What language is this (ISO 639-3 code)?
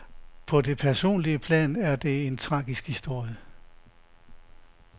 dan